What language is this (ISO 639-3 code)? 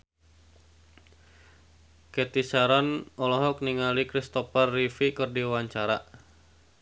sun